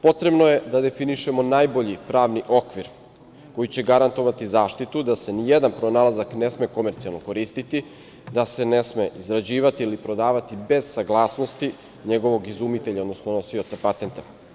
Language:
Serbian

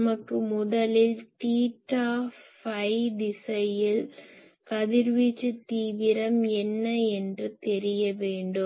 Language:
Tamil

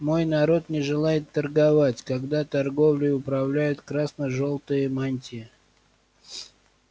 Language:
Russian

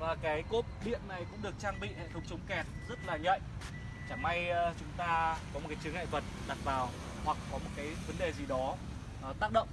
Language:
Vietnamese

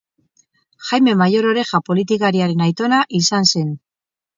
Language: Basque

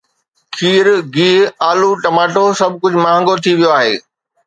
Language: Sindhi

